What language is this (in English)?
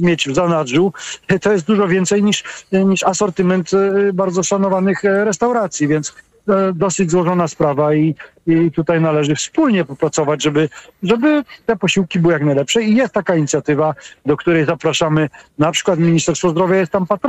Polish